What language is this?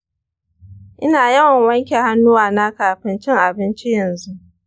Hausa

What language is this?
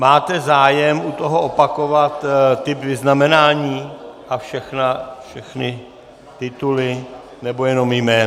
Czech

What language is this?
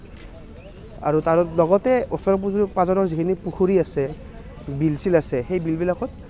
Assamese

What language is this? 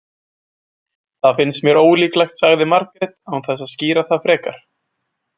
Icelandic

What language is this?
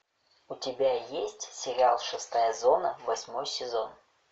Russian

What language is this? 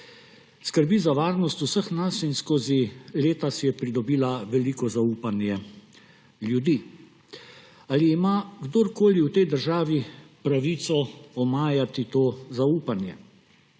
Slovenian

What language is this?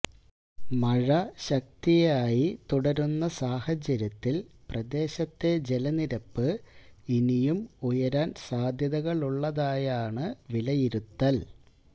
Malayalam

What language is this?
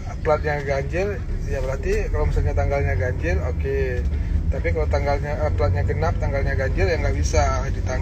Indonesian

